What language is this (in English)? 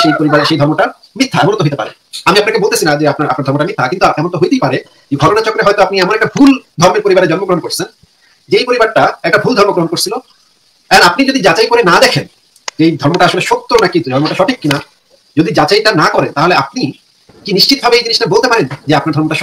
Indonesian